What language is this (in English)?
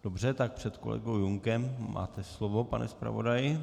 Czech